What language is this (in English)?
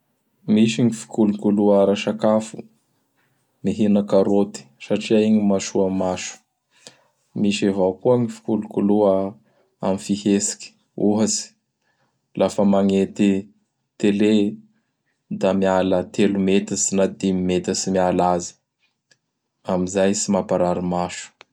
Bara Malagasy